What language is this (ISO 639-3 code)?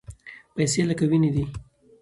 pus